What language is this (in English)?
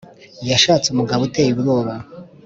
Kinyarwanda